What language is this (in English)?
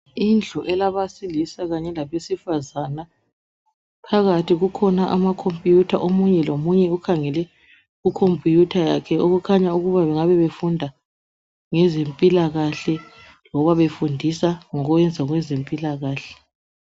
North Ndebele